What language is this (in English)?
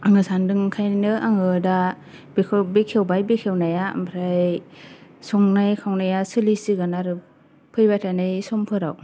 Bodo